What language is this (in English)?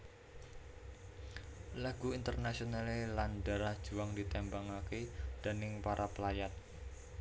Javanese